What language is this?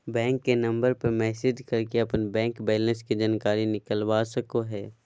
Magahi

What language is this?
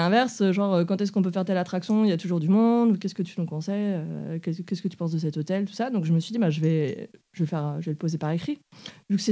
French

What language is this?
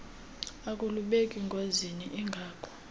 Xhosa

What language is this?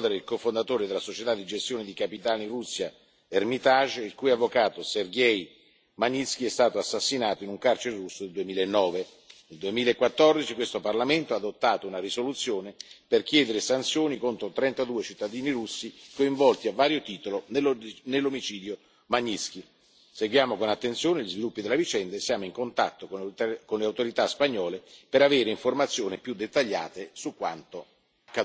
Italian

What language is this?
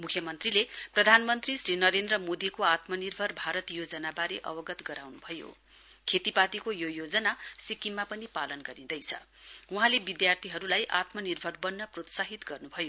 Nepali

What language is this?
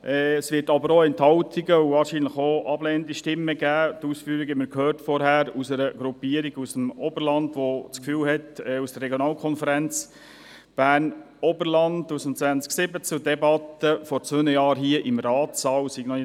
Swiss German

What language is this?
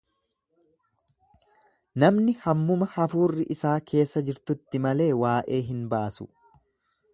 Oromo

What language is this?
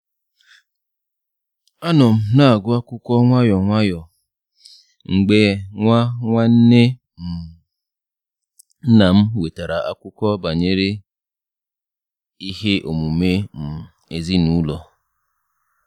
Igbo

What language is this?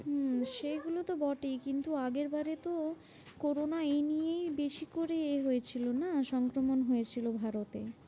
Bangla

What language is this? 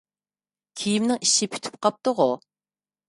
Uyghur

